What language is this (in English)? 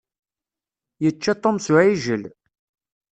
Kabyle